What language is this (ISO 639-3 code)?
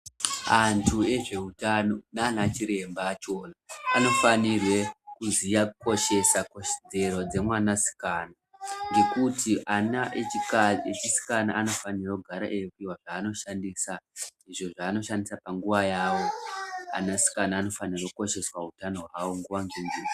ndc